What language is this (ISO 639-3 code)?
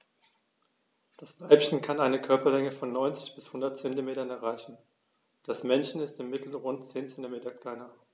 deu